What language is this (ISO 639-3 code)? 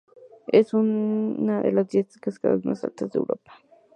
spa